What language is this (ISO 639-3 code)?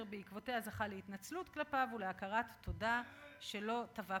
heb